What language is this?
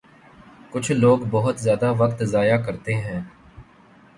Urdu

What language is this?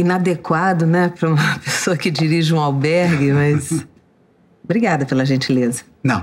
Portuguese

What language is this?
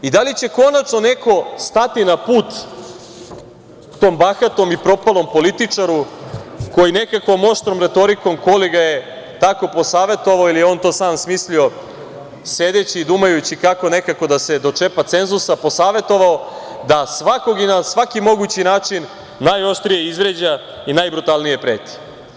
Serbian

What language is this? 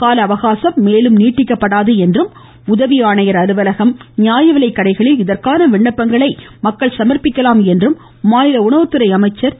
Tamil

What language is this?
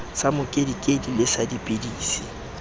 Southern Sotho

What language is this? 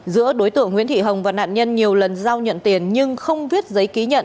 Vietnamese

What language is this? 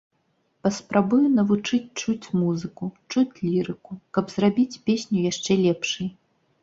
Belarusian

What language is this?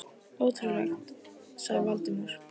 Icelandic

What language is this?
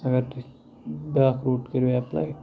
Kashmiri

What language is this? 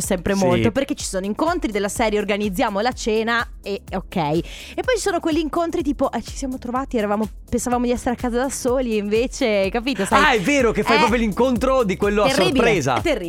Italian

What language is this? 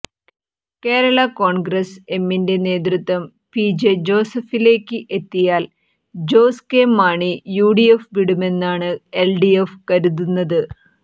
Malayalam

